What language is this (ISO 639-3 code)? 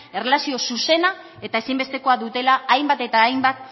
eus